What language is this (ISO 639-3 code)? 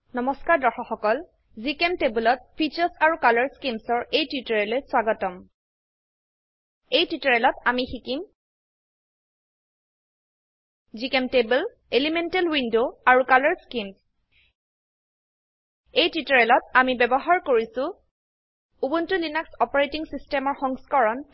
asm